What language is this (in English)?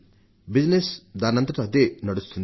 Telugu